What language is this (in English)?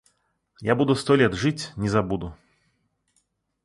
Russian